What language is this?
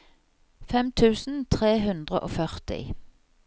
Norwegian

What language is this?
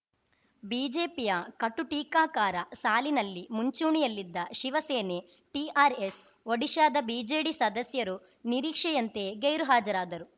Kannada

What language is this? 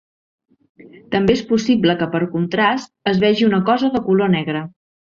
Catalan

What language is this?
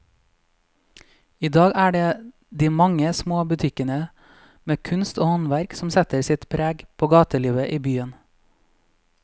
Norwegian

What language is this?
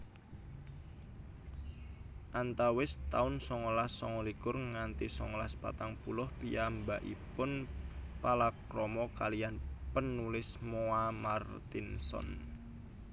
Javanese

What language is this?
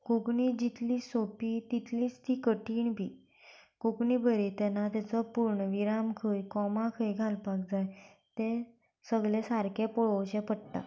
Konkani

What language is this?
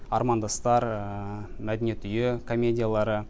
Kazakh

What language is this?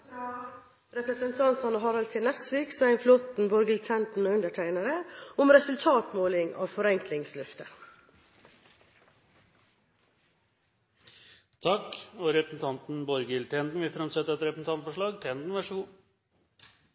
Norwegian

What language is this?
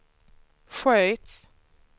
Swedish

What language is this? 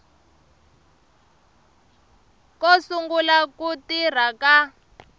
Tsonga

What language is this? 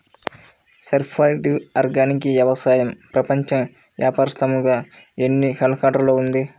Telugu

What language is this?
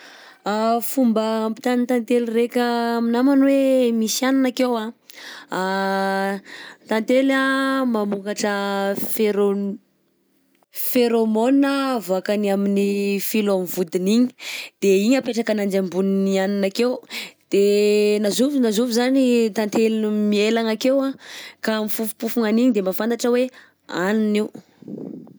Southern Betsimisaraka Malagasy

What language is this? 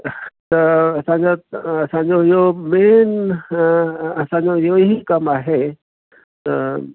Sindhi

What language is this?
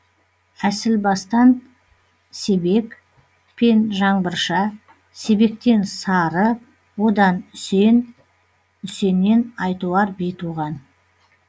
Kazakh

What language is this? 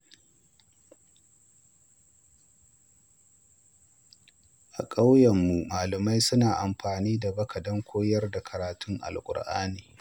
Hausa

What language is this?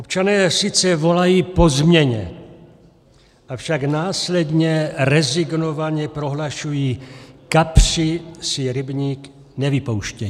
Czech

